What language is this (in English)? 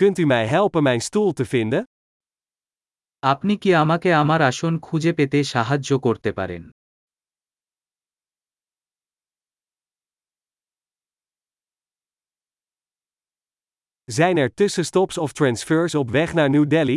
Dutch